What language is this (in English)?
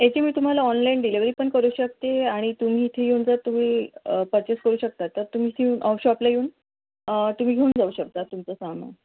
Marathi